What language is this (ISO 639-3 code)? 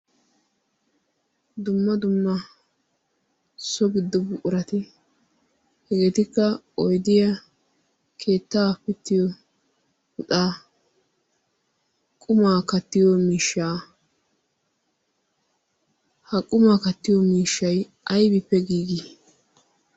wal